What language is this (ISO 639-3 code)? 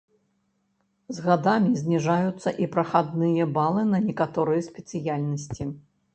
bel